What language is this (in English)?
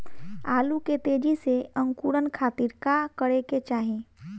Bhojpuri